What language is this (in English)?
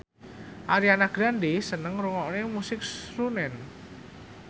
Javanese